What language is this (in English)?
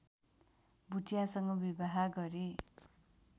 Nepali